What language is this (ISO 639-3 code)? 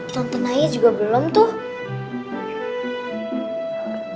ind